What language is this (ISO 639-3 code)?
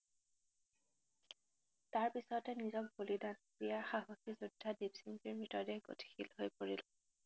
asm